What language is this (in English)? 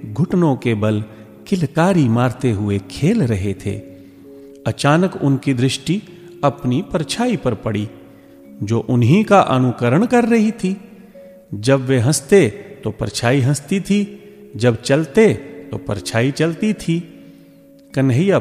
Hindi